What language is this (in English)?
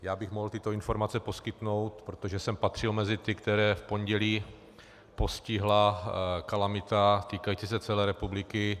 Czech